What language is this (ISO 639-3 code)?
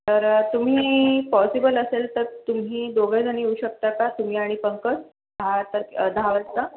mar